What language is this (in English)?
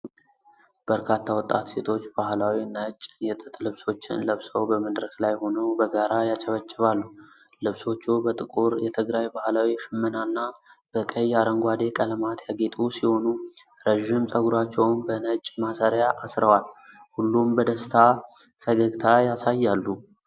Amharic